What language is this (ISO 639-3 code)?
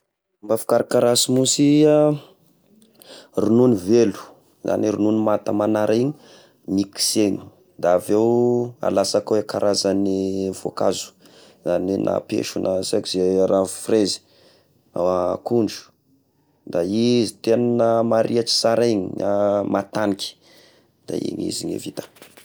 tkg